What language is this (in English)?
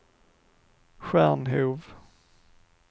Swedish